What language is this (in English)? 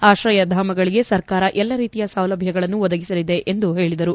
Kannada